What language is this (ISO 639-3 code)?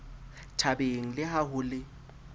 sot